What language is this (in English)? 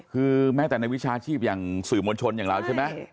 Thai